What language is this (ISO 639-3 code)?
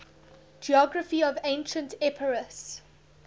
eng